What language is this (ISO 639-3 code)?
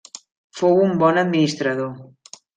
cat